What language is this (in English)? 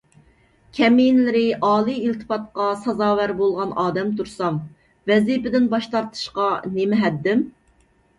Uyghur